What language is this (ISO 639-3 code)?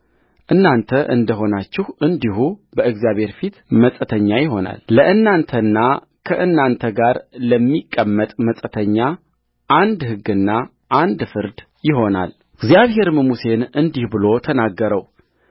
amh